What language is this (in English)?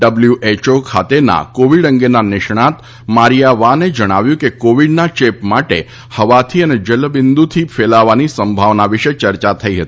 Gujarati